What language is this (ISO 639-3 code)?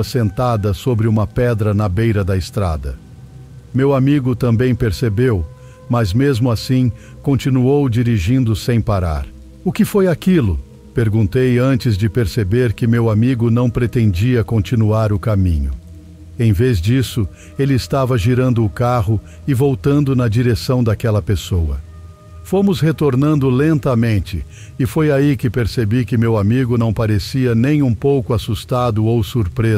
por